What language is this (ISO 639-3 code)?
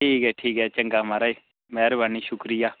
doi